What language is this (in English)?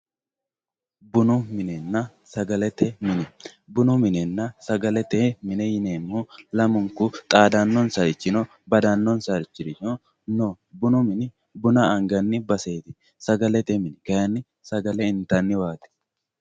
Sidamo